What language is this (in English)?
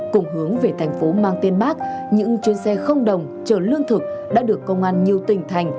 Vietnamese